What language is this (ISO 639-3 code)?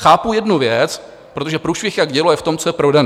ces